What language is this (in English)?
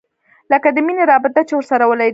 Pashto